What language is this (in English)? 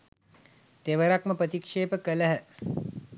Sinhala